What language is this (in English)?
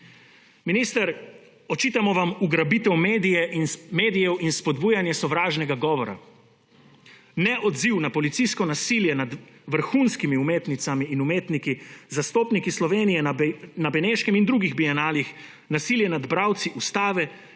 Slovenian